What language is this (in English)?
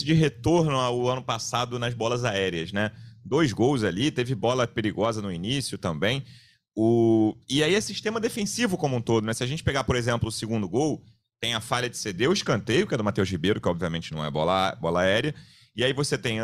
Portuguese